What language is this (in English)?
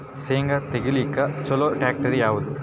Kannada